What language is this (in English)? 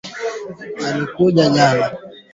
Swahili